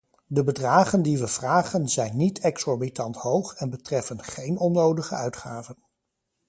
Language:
Dutch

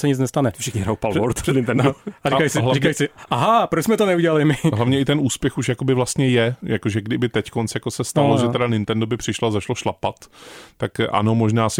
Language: Czech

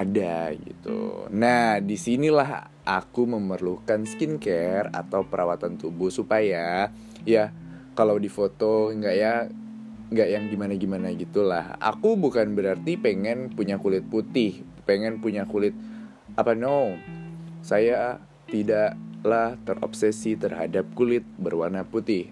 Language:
Indonesian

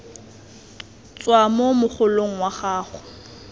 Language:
Tswana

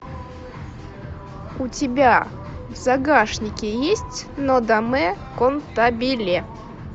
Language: Russian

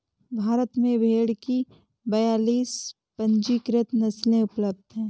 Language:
Hindi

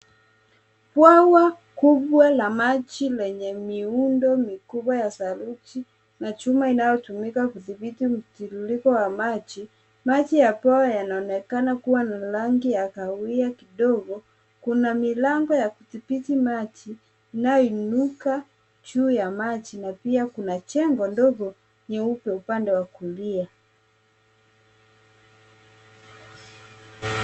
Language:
Swahili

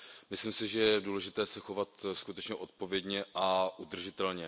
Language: Czech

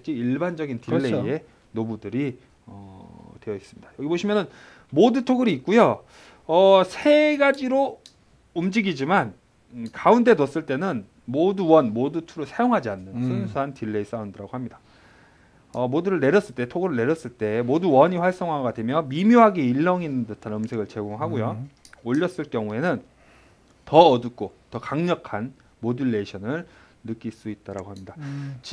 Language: Korean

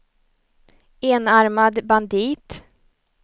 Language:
Swedish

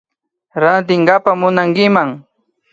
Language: Imbabura Highland Quichua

